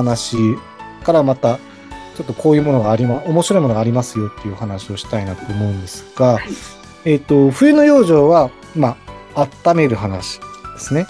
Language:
Japanese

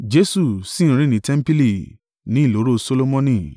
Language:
Yoruba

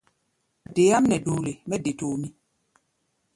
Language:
Gbaya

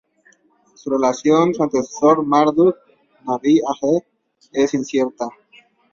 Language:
Spanish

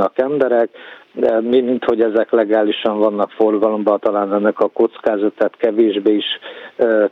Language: Hungarian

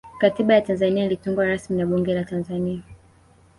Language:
Swahili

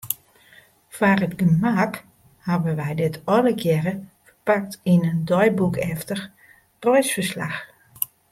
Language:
Western Frisian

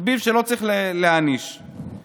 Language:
Hebrew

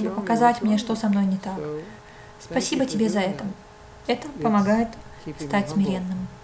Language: Russian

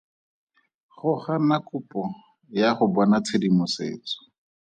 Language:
Tswana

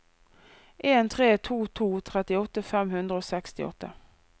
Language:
Norwegian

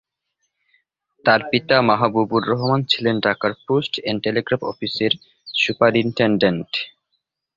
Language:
Bangla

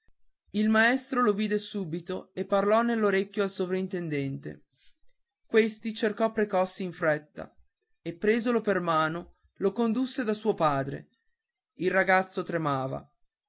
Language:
Italian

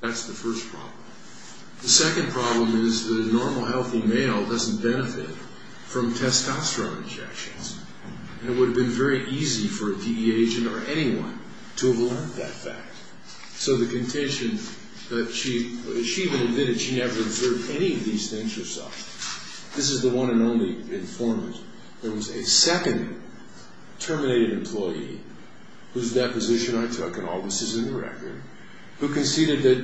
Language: English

